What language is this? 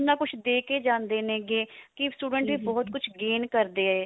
Punjabi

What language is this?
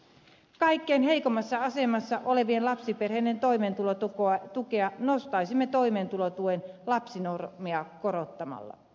Finnish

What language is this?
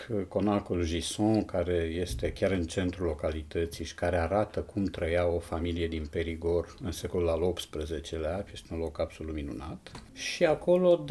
Romanian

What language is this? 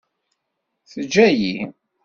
Kabyle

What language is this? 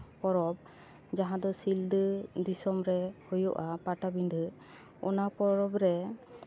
Santali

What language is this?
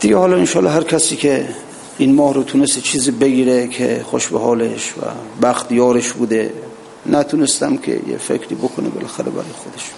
Persian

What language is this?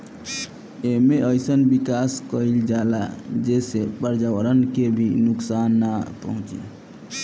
Bhojpuri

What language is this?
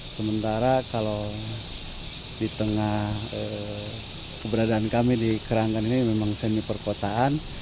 Indonesian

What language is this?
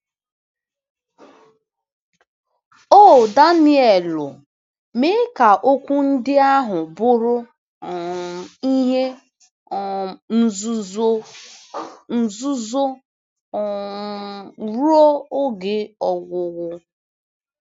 Igbo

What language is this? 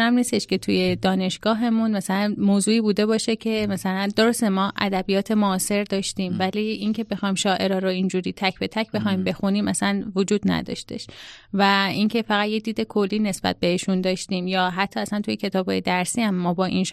Persian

